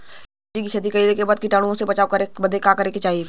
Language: Bhojpuri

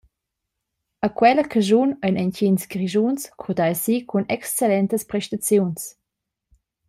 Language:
Romansh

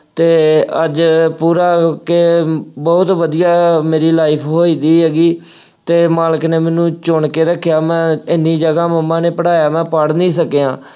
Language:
Punjabi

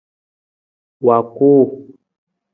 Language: Nawdm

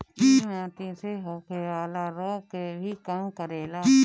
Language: Bhojpuri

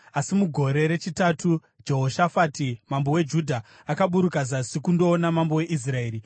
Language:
Shona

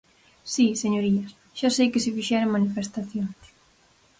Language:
Galician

